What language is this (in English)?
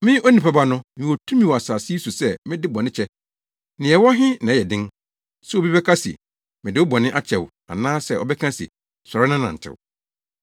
Akan